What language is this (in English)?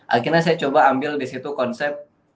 Indonesian